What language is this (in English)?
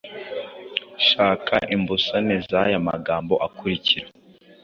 Kinyarwanda